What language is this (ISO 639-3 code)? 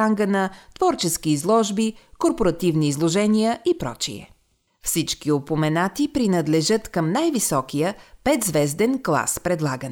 bul